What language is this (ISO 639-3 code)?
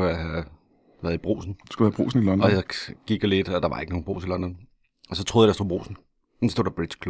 dan